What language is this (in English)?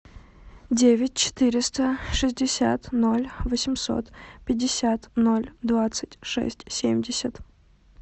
Russian